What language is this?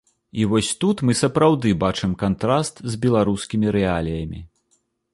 Belarusian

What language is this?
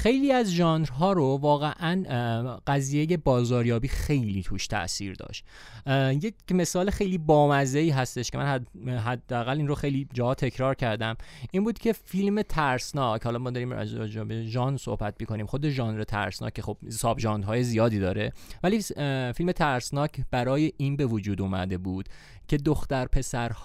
Persian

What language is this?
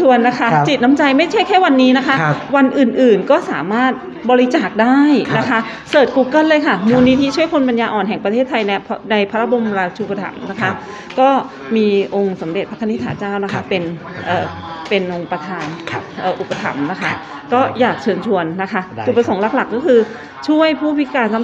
Thai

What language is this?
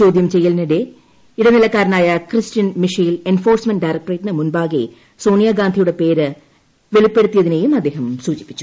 Malayalam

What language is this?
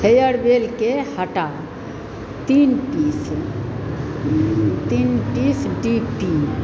Maithili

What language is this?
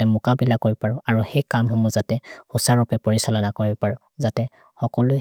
Maria (India)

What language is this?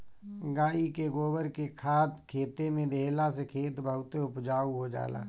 Bhojpuri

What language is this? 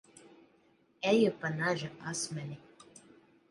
Latvian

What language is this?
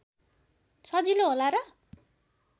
Nepali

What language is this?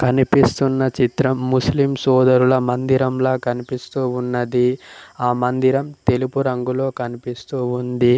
Telugu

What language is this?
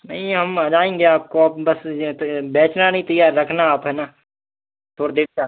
Hindi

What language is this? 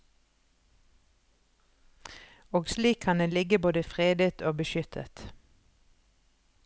Norwegian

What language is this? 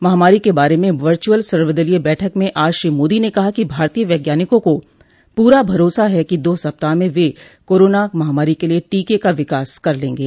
Hindi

